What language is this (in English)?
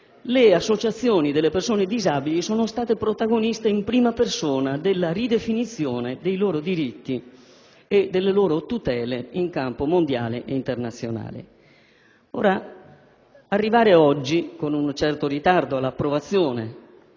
Italian